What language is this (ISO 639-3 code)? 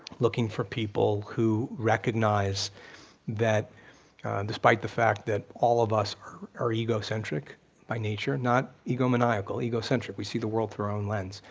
eng